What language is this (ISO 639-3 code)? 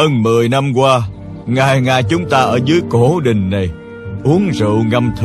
vie